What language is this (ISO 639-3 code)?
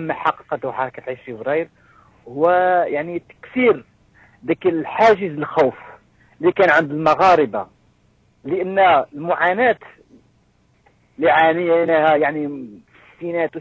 ara